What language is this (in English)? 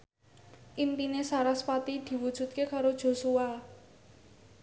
Javanese